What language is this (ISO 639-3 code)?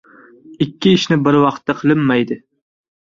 uzb